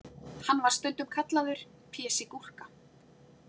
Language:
Icelandic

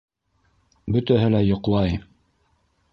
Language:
Bashkir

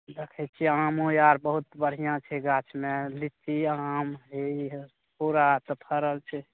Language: Maithili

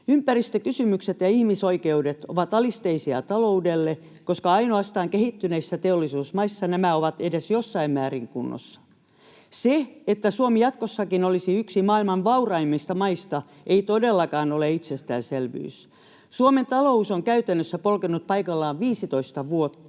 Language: Finnish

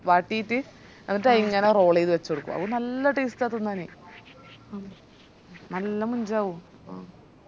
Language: Malayalam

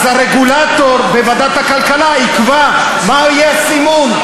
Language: Hebrew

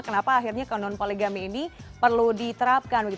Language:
Indonesian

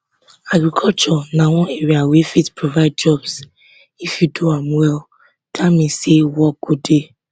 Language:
Nigerian Pidgin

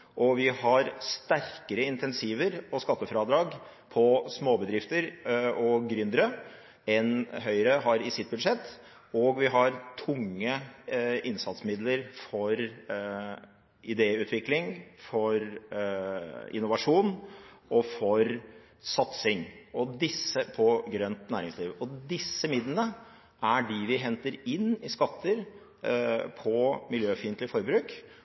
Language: Norwegian Bokmål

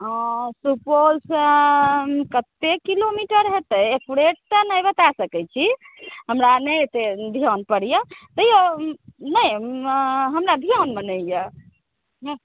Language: Maithili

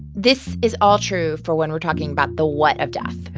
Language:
English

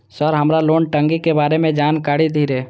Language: Maithili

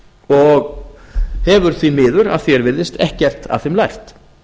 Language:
Icelandic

